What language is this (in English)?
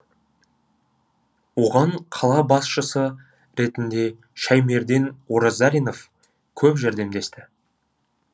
Kazakh